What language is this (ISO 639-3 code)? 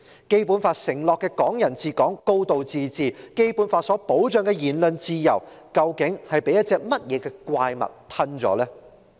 yue